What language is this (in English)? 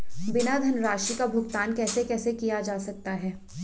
Hindi